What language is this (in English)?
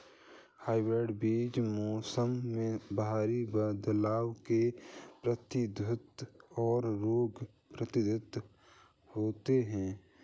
Hindi